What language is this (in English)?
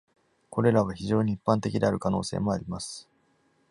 Japanese